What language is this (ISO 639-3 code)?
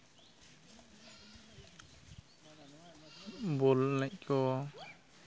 sat